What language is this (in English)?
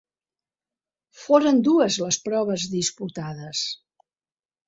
Catalan